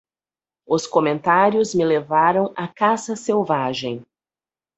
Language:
Portuguese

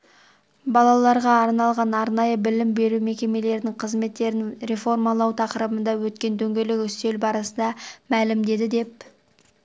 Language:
Kazakh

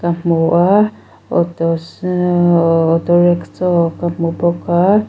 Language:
Mizo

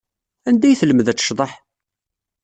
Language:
Kabyle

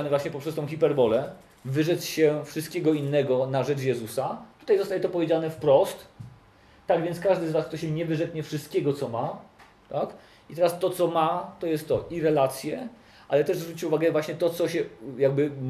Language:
Polish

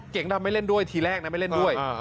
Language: Thai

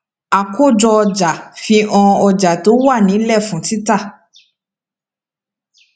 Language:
Yoruba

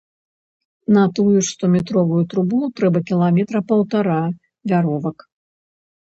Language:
Belarusian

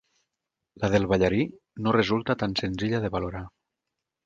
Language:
Catalan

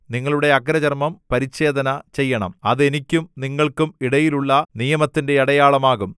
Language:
Malayalam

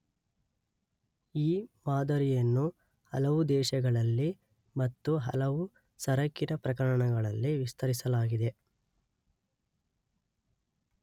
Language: Kannada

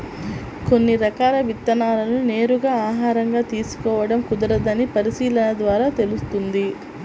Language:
Telugu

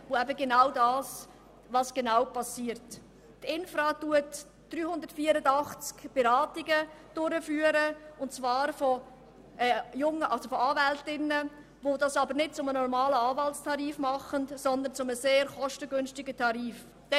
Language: Swiss German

